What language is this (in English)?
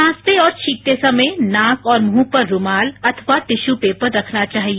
Hindi